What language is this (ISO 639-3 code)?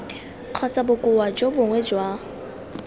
tsn